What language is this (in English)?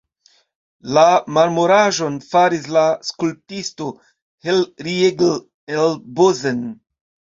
Esperanto